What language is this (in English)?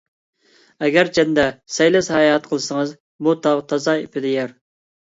Uyghur